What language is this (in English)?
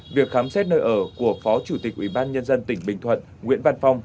Vietnamese